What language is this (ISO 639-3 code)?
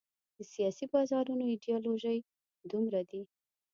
pus